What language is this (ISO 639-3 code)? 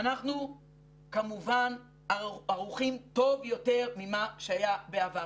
heb